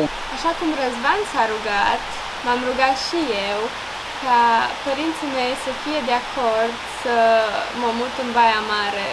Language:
Romanian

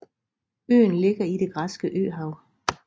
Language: Danish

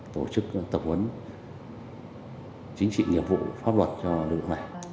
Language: Vietnamese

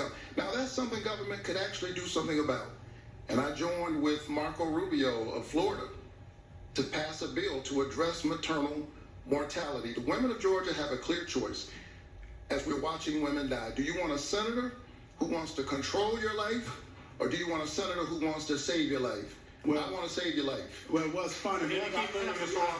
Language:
English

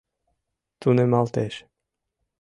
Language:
Mari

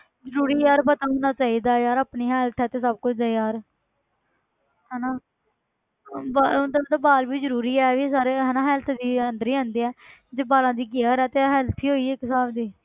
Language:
Punjabi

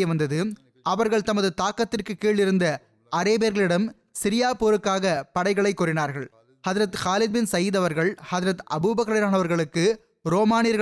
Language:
Tamil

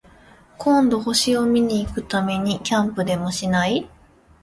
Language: Japanese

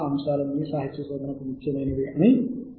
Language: Telugu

